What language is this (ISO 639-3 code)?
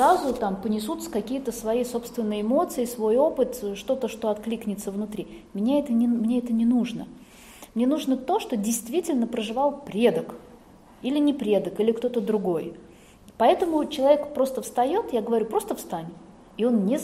rus